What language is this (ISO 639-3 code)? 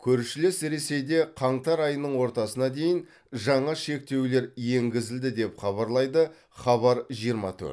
kaz